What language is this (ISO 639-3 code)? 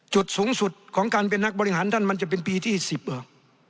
tha